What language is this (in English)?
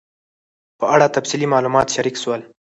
Pashto